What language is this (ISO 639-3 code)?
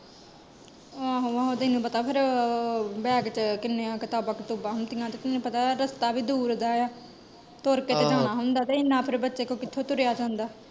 pan